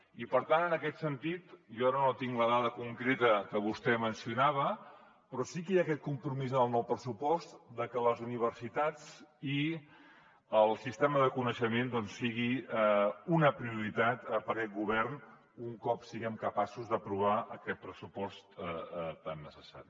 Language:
Catalan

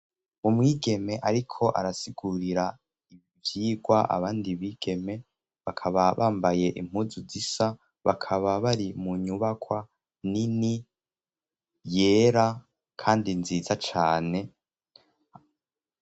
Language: Rundi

